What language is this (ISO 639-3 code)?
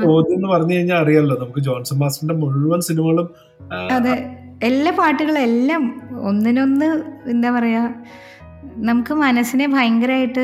mal